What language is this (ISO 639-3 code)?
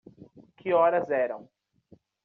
por